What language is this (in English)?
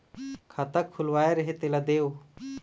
Chhattisgarhi